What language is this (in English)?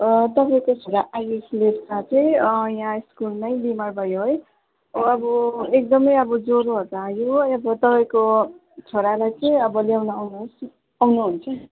Nepali